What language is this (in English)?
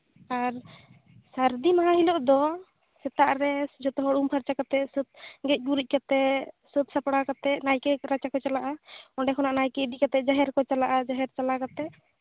Santali